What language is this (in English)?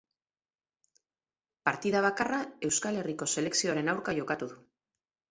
Basque